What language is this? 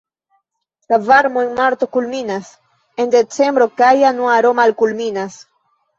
Esperanto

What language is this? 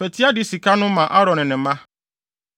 Akan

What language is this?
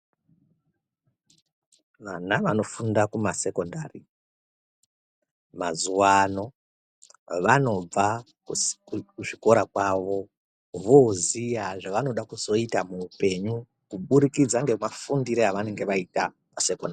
Ndau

